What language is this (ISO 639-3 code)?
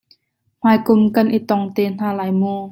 cnh